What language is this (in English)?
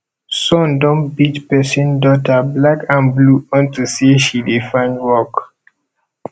Nigerian Pidgin